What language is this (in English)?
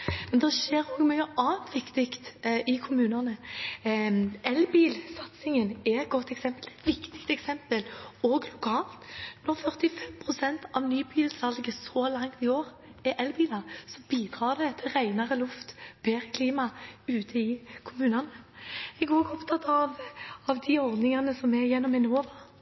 Norwegian Bokmål